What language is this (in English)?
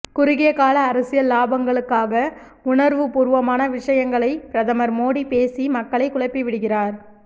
Tamil